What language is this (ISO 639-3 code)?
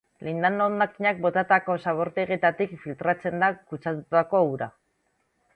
eus